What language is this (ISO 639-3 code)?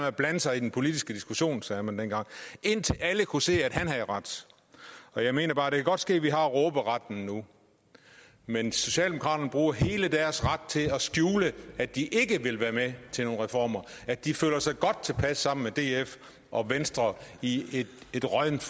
dan